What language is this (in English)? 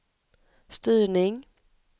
Swedish